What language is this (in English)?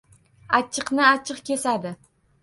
Uzbek